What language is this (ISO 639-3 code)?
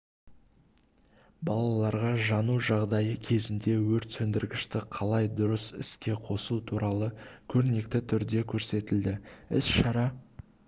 kaz